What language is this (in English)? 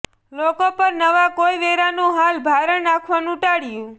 Gujarati